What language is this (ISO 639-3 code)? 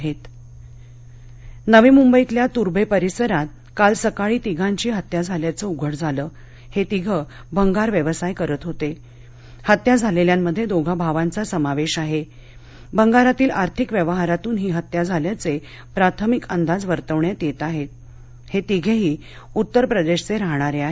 mar